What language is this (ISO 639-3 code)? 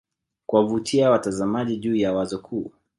swa